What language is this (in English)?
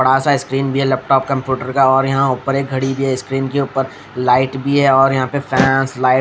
Hindi